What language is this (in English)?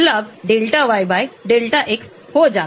Hindi